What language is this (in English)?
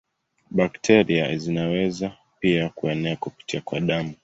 Swahili